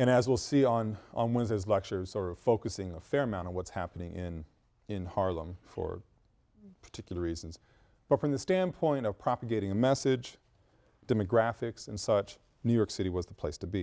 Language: English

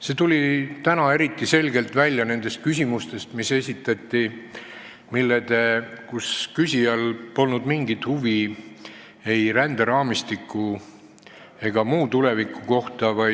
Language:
Estonian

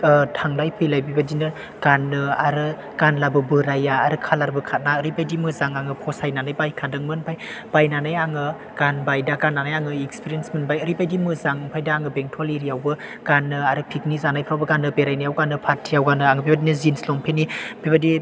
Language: Bodo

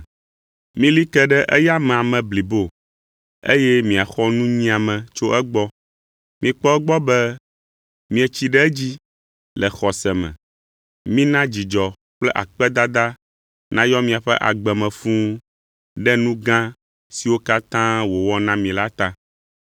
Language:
Ewe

